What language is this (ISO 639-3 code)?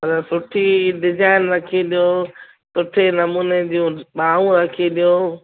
snd